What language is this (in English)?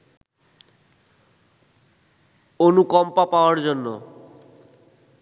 Bangla